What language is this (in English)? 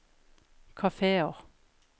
Norwegian